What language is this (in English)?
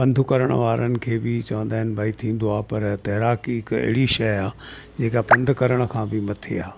Sindhi